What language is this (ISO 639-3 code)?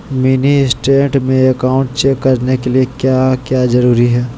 mag